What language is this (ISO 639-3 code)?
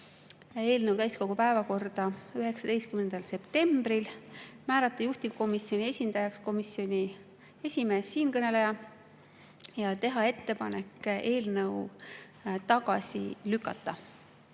est